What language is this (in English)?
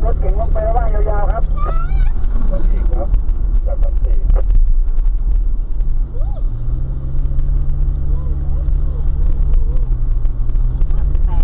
Thai